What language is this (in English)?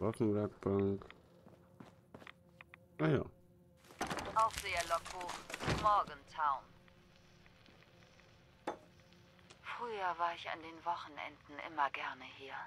German